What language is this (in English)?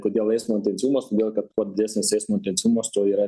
Lithuanian